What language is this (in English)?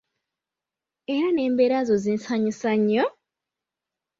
Ganda